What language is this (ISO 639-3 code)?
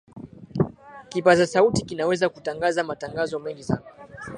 swa